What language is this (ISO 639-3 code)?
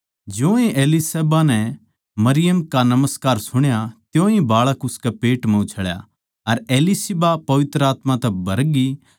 bgc